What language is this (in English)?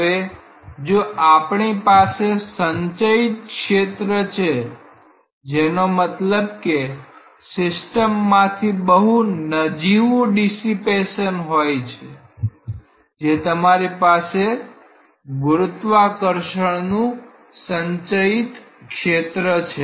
Gujarati